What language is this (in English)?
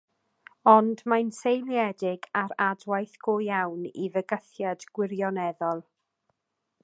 Welsh